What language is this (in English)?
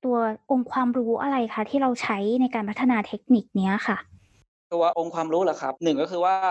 Thai